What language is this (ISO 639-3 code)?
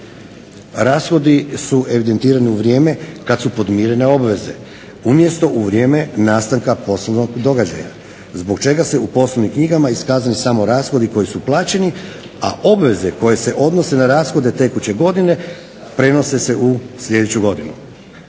hrv